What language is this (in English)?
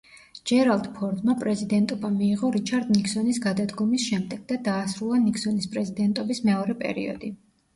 Georgian